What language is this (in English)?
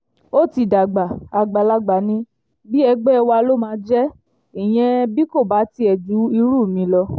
Yoruba